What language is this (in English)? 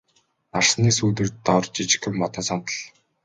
Mongolian